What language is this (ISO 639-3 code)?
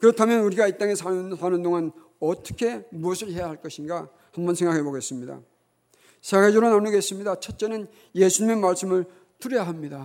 kor